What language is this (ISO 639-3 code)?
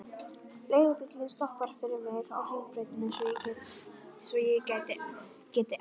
isl